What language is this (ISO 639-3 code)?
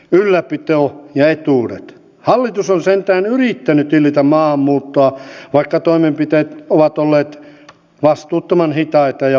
fin